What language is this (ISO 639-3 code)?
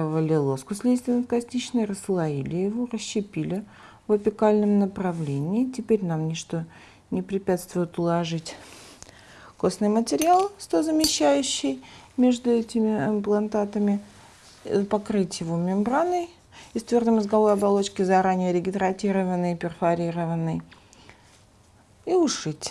rus